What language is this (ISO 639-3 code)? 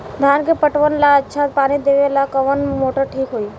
bho